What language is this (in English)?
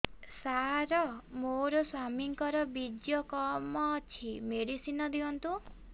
Odia